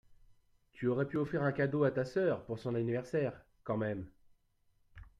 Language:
French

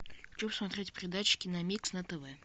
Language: Russian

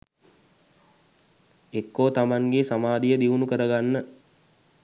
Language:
Sinhala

